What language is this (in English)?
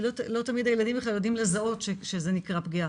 Hebrew